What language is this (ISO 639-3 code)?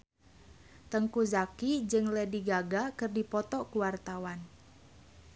sun